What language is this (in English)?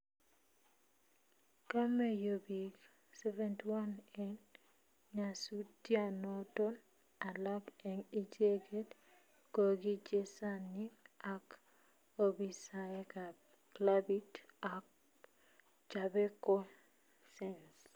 Kalenjin